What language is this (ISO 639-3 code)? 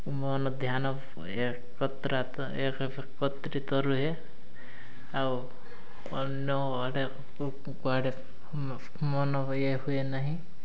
ori